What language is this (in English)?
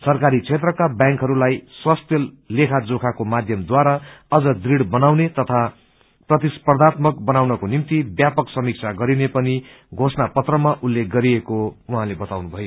Nepali